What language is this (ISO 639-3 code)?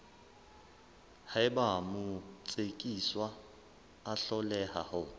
sot